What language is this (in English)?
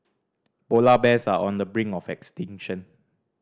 English